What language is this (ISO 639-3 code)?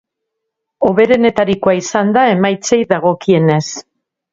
eus